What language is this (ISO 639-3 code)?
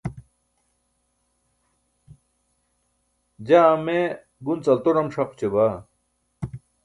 bsk